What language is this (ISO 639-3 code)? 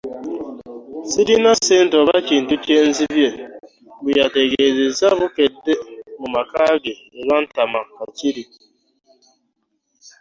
lug